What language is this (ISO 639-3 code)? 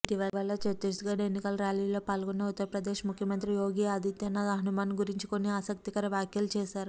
tel